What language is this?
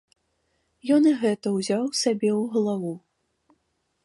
Belarusian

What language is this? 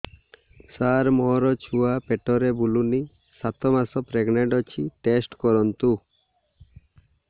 Odia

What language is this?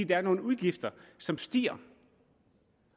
Danish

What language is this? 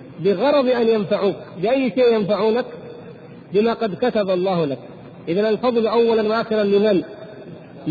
Arabic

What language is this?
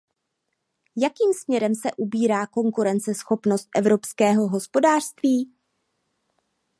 Czech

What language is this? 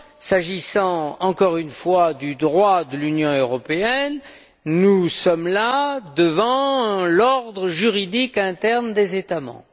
French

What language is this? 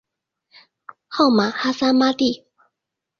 Chinese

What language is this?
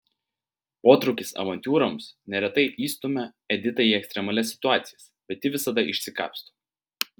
Lithuanian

